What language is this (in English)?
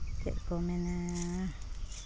Santali